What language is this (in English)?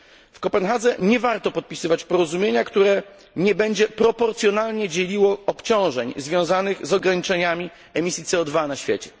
Polish